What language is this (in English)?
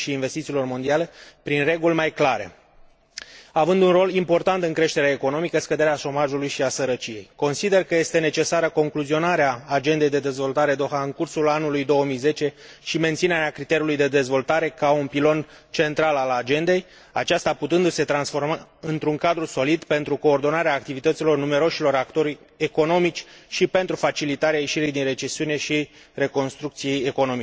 Romanian